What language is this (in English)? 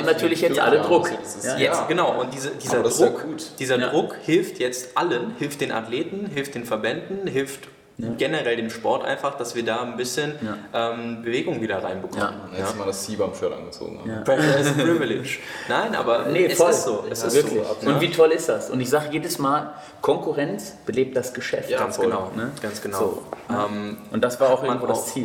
German